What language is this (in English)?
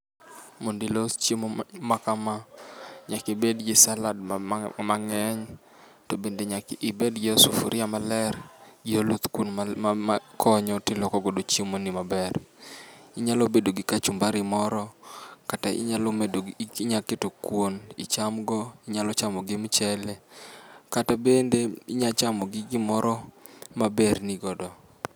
Luo (Kenya and Tanzania)